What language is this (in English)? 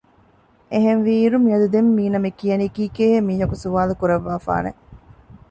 Divehi